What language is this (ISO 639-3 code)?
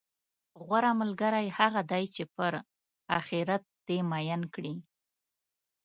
pus